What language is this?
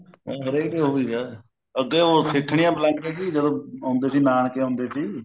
Punjabi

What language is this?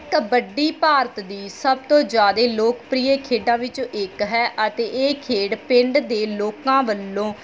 Punjabi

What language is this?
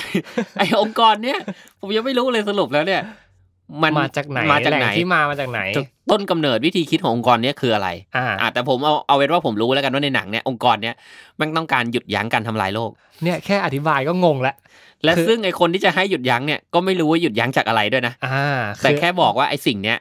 Thai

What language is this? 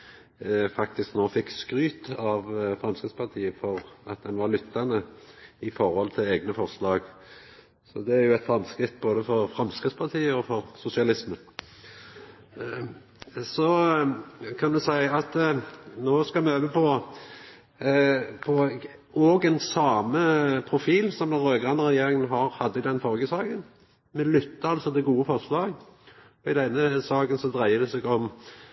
Norwegian Nynorsk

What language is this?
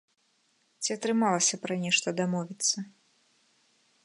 Belarusian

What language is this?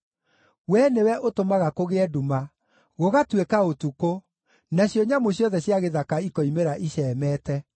Kikuyu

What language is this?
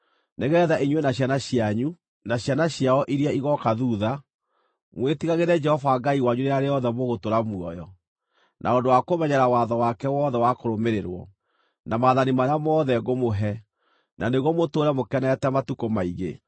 Kikuyu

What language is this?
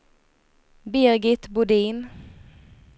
Swedish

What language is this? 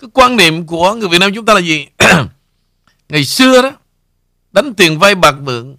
Vietnamese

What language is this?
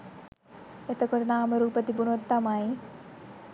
Sinhala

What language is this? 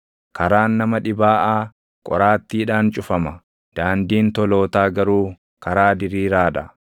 Oromo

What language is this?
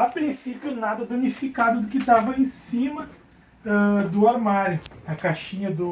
Portuguese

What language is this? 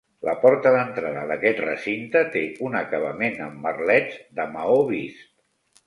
Catalan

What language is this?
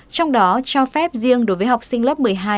Vietnamese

